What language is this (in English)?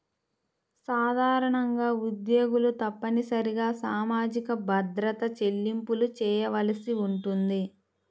Telugu